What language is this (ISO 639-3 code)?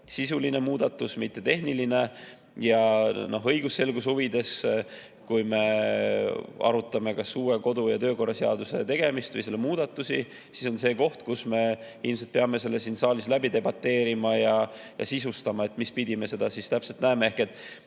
est